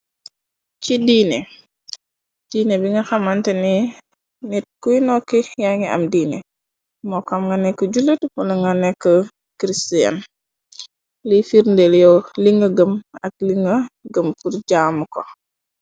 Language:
Wolof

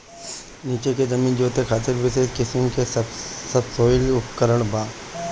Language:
Bhojpuri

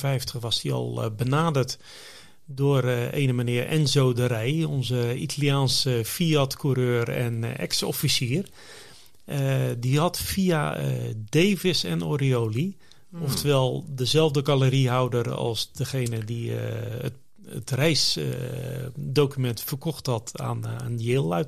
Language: Dutch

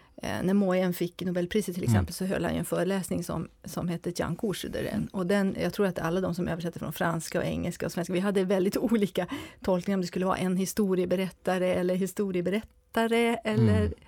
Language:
Swedish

